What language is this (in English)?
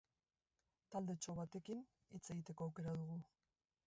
Basque